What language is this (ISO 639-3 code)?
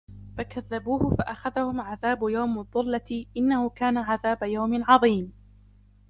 ara